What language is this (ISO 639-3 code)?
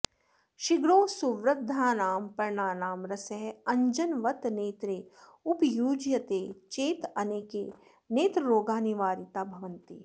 san